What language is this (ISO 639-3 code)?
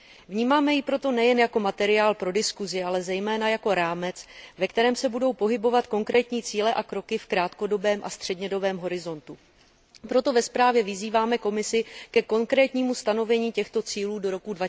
ces